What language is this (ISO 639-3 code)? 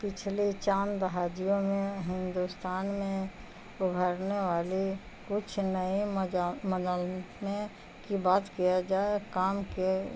urd